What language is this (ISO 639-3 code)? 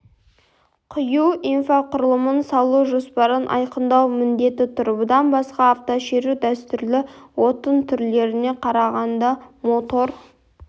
kaz